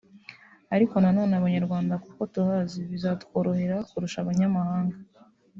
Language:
Kinyarwanda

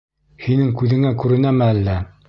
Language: Bashkir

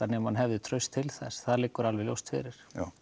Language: Icelandic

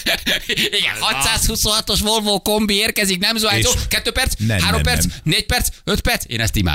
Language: Hungarian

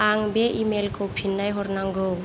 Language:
Bodo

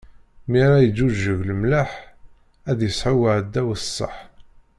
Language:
Kabyle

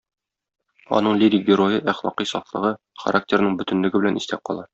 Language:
Tatar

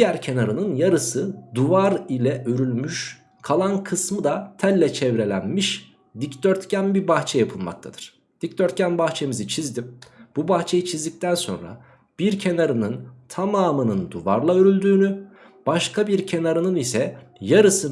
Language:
Turkish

